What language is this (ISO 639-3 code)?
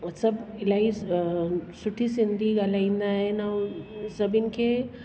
snd